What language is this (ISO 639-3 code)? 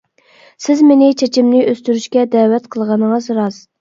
uig